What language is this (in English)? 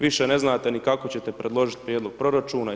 Croatian